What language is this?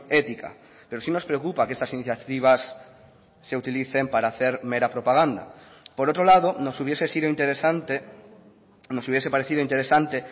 Spanish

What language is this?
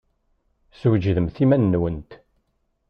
Kabyle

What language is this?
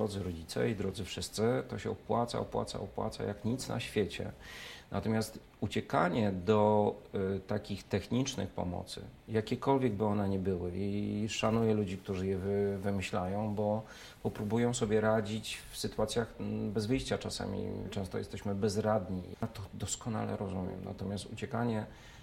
Polish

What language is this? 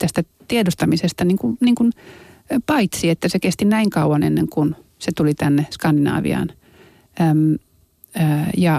Finnish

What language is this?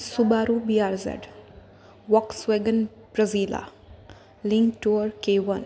Gujarati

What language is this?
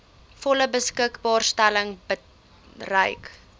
Afrikaans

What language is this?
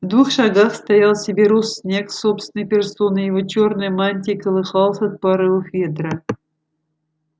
Russian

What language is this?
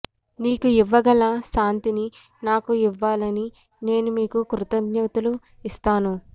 Telugu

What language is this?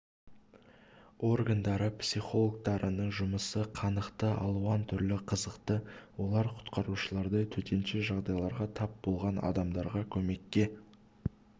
Kazakh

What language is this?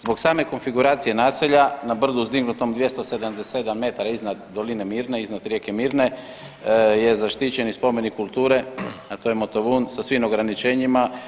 Croatian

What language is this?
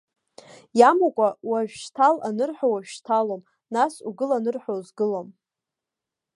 Abkhazian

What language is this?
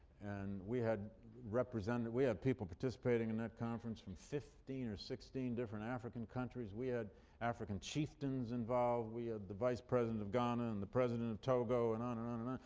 English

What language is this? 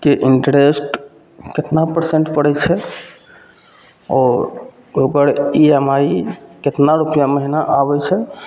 Maithili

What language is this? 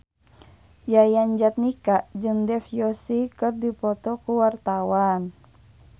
Sundanese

